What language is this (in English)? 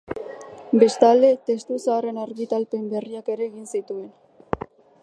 Basque